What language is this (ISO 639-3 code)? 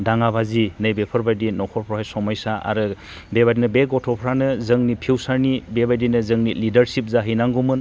brx